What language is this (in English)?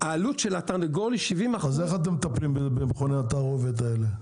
Hebrew